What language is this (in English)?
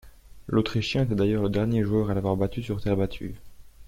French